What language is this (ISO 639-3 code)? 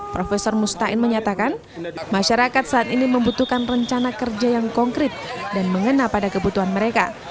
ind